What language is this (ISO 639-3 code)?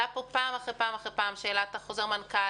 heb